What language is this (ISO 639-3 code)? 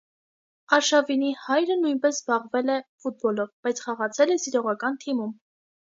hye